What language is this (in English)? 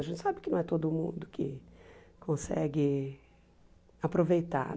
Portuguese